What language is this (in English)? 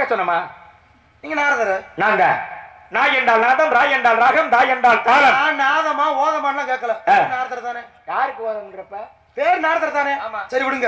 Arabic